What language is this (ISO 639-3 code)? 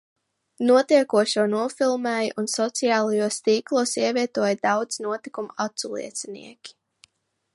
lav